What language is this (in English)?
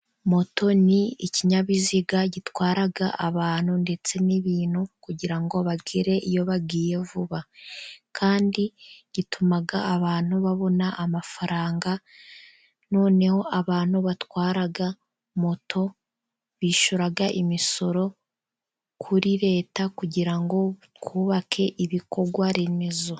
Kinyarwanda